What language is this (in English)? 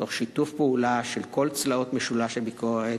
Hebrew